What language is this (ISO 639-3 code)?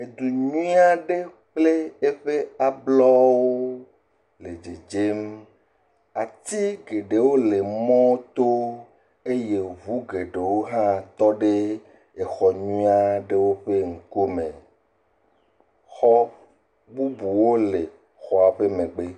ewe